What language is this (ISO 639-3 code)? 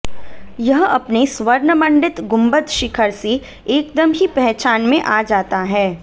hin